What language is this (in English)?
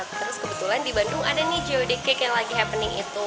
Indonesian